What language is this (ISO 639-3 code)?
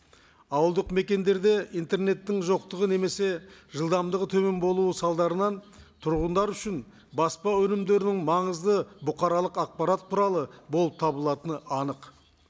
kaz